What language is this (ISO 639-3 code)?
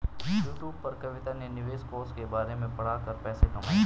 hin